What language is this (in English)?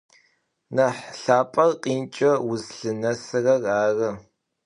Adyghe